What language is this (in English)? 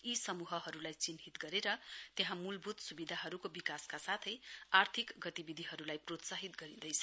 Nepali